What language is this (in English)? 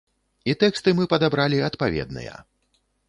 Belarusian